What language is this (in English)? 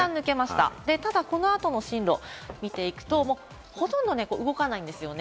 Japanese